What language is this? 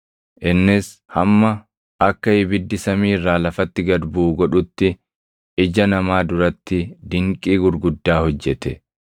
Oromo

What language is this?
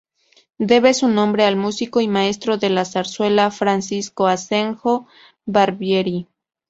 Spanish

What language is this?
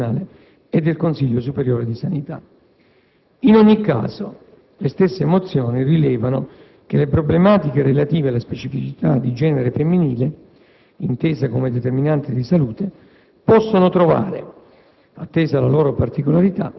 Italian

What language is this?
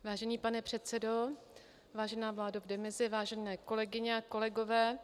Czech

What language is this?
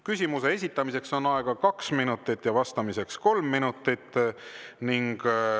Estonian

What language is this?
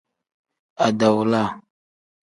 Tem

